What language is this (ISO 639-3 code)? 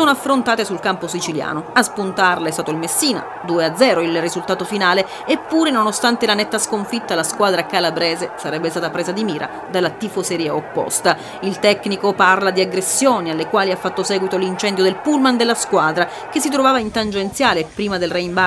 ita